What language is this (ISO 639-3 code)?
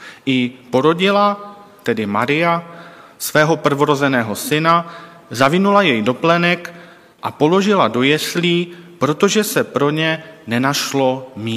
ces